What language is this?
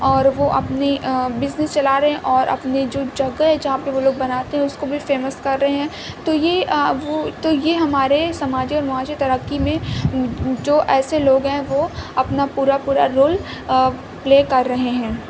Urdu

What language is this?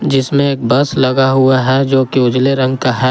Hindi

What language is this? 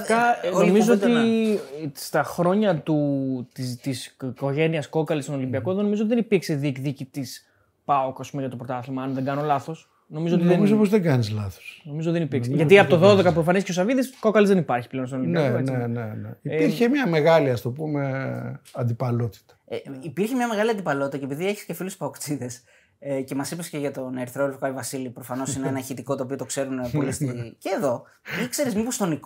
Greek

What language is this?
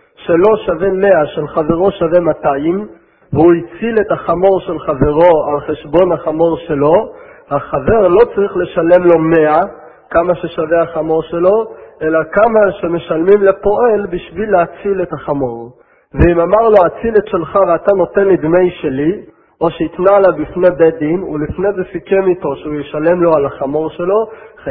Hebrew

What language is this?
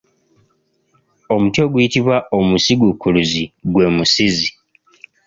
Ganda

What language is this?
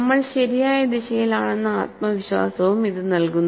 Malayalam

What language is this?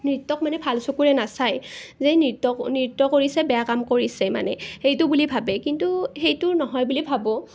Assamese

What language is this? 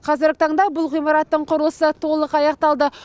Kazakh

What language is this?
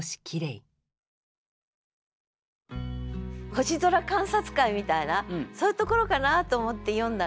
Japanese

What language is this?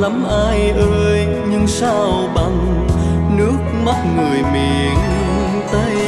Vietnamese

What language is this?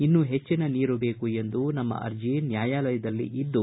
Kannada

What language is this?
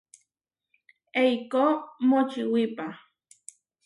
Huarijio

